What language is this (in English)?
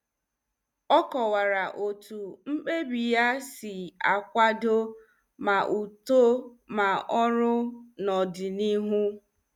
Igbo